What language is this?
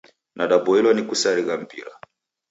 Taita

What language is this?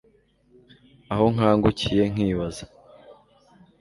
Kinyarwanda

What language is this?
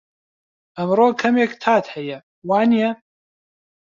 Central Kurdish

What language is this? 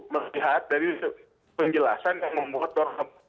Indonesian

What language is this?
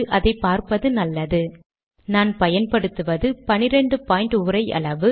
Tamil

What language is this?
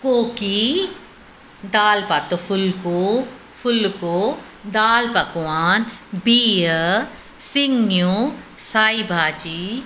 Sindhi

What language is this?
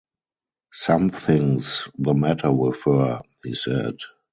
English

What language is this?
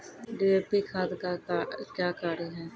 Maithili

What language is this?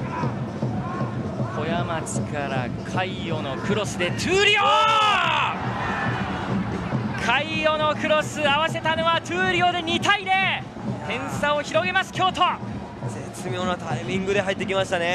Japanese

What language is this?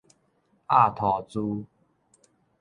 Min Nan Chinese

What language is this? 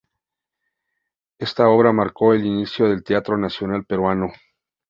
Spanish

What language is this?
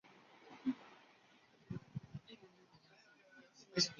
Chinese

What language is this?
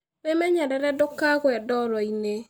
Kikuyu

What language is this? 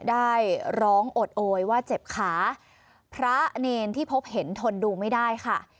Thai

